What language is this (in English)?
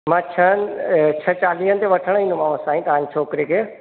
Sindhi